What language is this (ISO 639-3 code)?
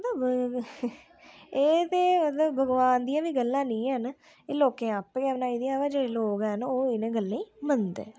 doi